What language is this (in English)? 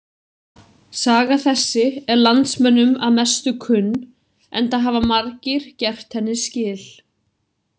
Icelandic